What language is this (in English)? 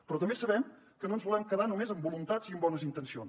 Catalan